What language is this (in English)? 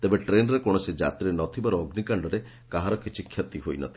Odia